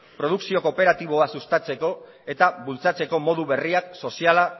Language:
Basque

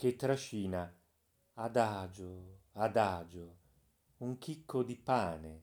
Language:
Italian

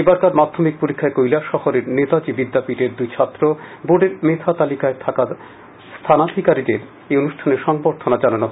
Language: Bangla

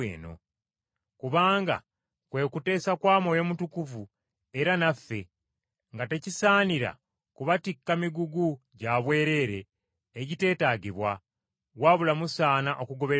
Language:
Ganda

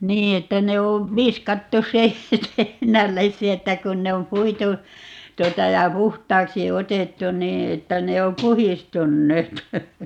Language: Finnish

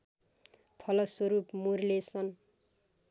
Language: Nepali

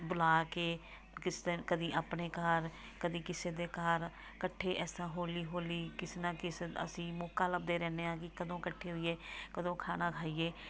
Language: Punjabi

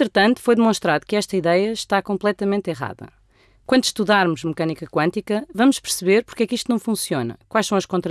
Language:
Portuguese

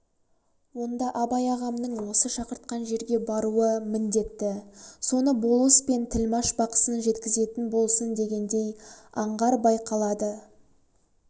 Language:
Kazakh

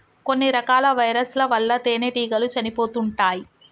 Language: Telugu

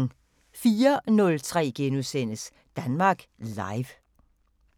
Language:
Danish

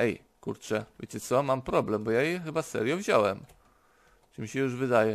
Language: Polish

